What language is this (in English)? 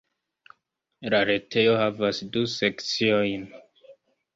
Esperanto